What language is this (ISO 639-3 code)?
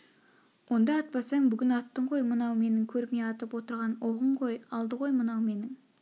kaz